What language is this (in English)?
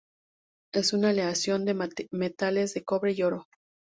Spanish